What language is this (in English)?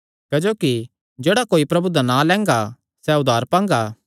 Kangri